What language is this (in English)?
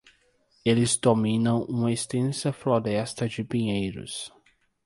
Portuguese